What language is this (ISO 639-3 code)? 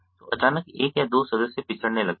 hin